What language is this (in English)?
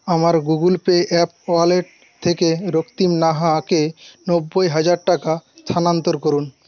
Bangla